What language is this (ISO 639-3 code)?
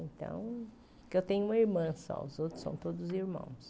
por